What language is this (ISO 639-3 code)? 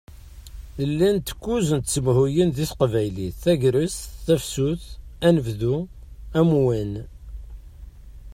kab